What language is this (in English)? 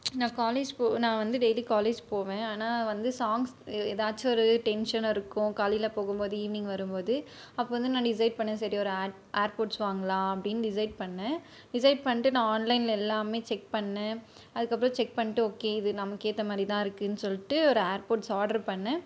Tamil